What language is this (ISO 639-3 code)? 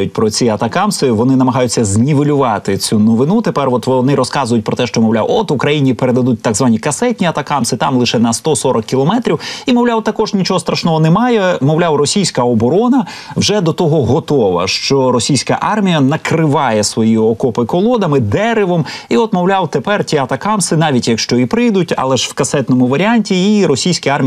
ukr